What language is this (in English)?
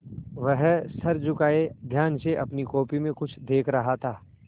Hindi